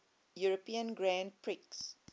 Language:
English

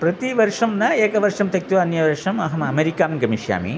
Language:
Sanskrit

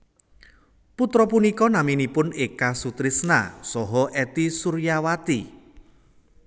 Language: Javanese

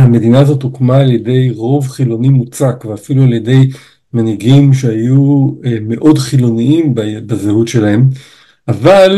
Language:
Hebrew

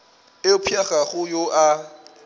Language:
Northern Sotho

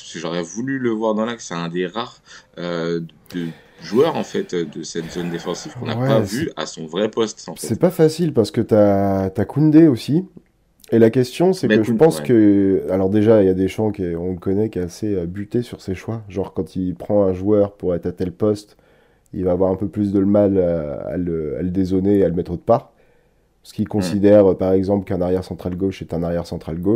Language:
French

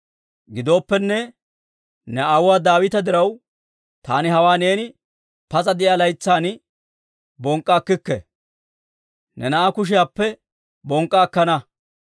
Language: Dawro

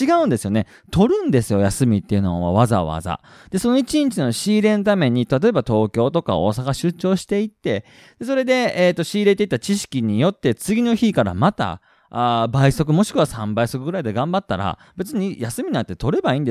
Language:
Japanese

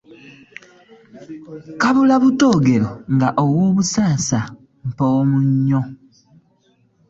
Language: Ganda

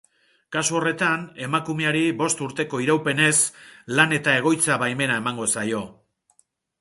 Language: Basque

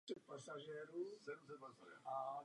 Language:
Czech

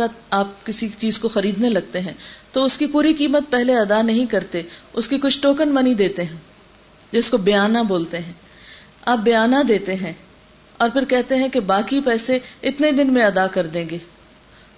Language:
Urdu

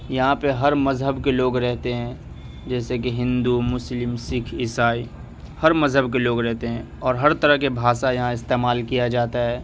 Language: Urdu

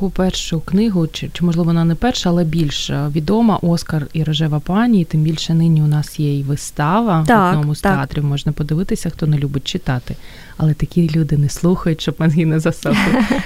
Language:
Ukrainian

